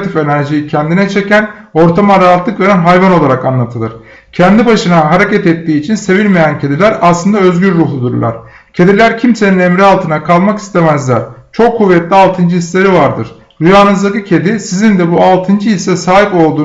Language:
Turkish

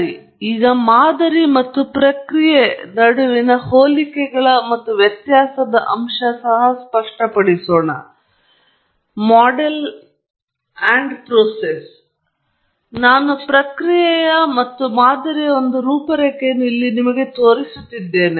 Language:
Kannada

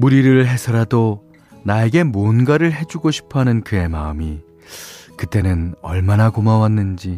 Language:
Korean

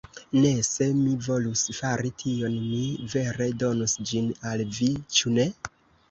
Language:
Esperanto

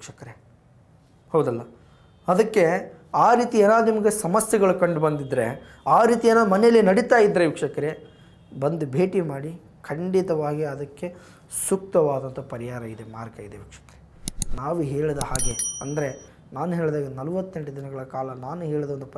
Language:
Kannada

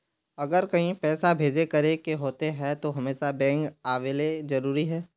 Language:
Magahi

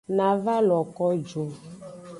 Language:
Aja (Benin)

